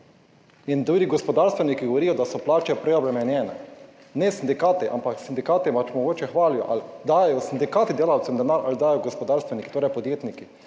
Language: Slovenian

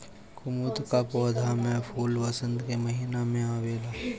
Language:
Bhojpuri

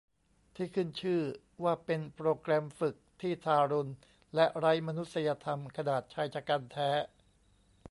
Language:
Thai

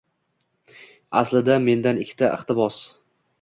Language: Uzbek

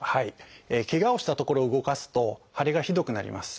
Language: Japanese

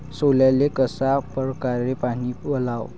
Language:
Marathi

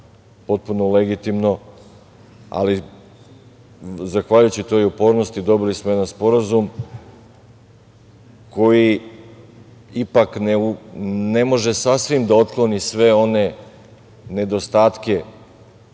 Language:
Serbian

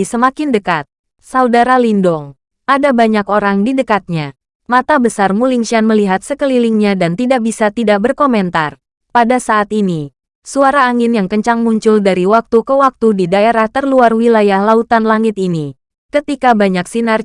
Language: Indonesian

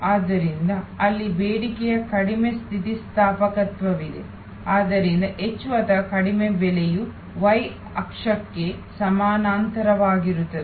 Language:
Kannada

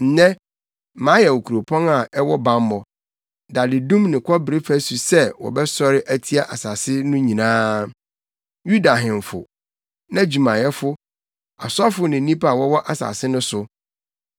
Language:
Akan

